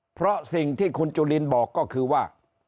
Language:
Thai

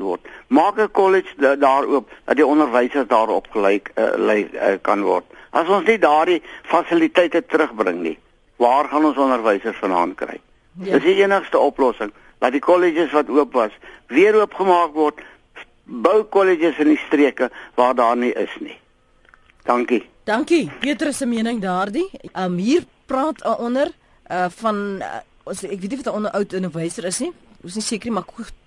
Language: Malay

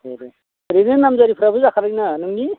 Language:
Bodo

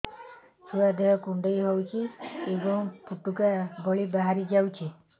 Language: Odia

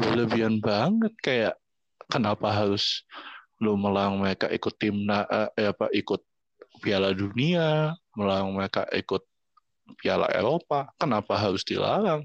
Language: Indonesian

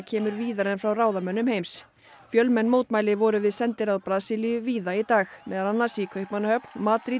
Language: Icelandic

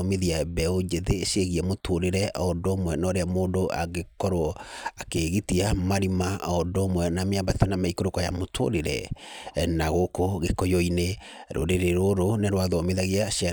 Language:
Kikuyu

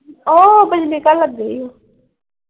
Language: Punjabi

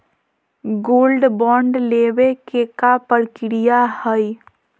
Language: Magahi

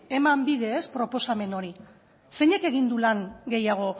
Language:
Basque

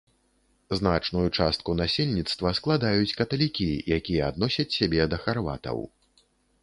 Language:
Belarusian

